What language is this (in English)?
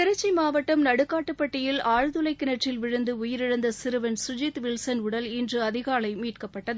Tamil